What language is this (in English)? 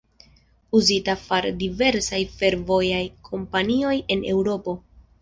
Esperanto